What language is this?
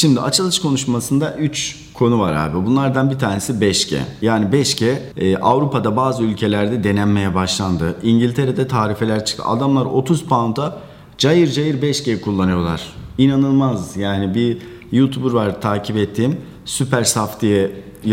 Turkish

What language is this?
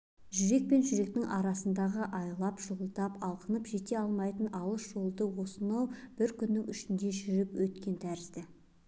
Kazakh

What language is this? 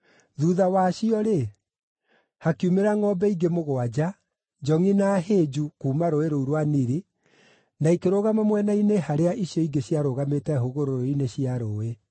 Kikuyu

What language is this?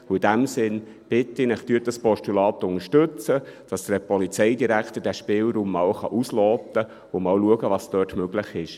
Swiss German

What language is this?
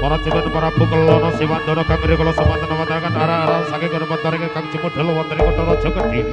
Indonesian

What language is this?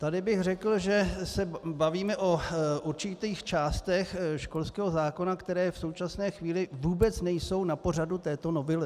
Czech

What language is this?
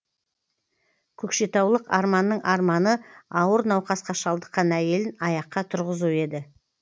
Kazakh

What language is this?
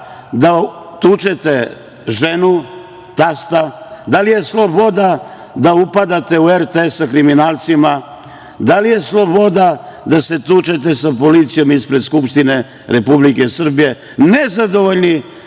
Serbian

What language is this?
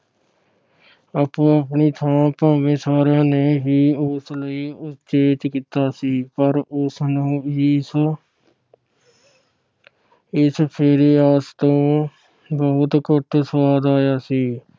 Punjabi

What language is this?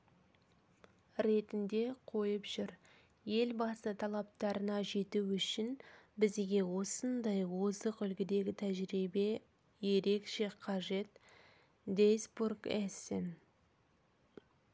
Kazakh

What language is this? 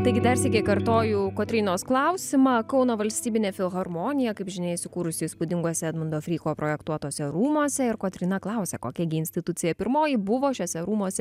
Lithuanian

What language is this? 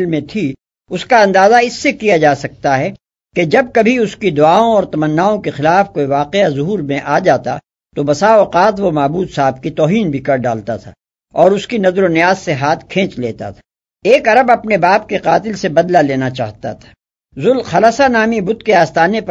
Urdu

